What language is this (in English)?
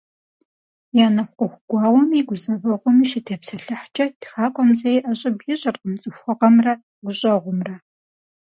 Kabardian